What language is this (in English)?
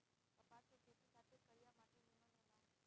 Bhojpuri